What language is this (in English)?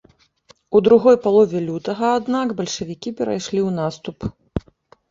Belarusian